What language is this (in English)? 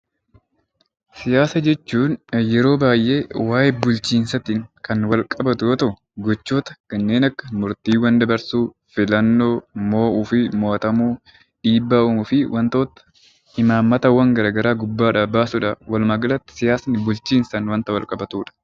Oromo